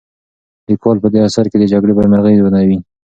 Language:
Pashto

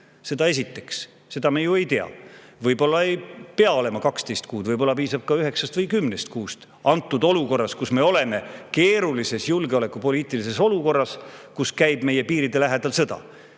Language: Estonian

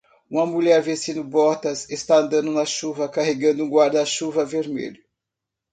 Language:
Portuguese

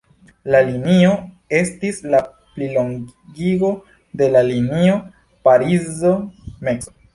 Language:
Esperanto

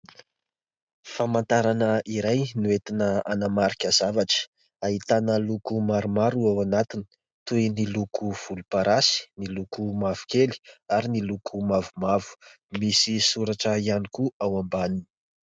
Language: Malagasy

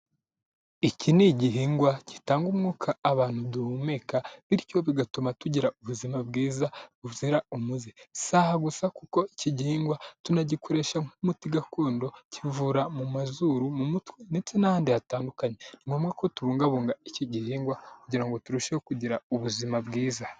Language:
Kinyarwanda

